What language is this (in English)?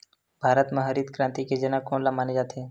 Chhattisgarhi